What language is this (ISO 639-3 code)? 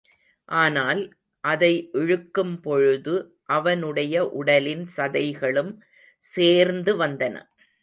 tam